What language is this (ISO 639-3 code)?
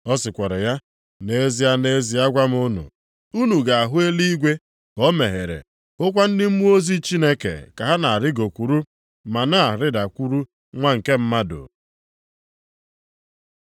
ibo